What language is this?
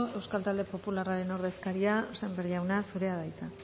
Basque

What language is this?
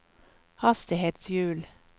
Norwegian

